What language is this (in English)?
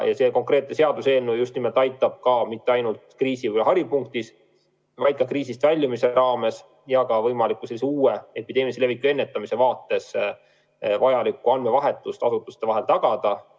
Estonian